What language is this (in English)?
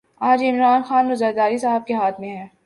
Urdu